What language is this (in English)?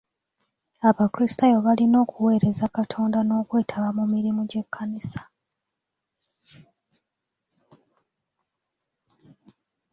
Ganda